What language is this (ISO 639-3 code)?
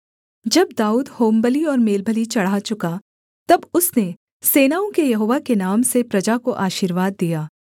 hin